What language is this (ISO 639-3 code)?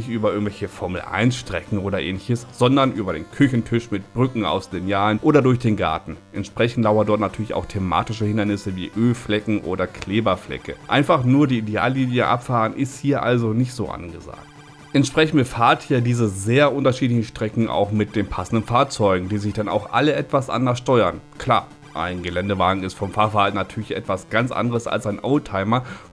deu